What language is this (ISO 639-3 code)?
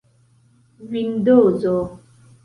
epo